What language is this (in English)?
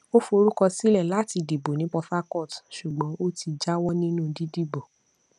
Yoruba